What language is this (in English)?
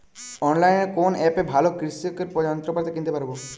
Bangla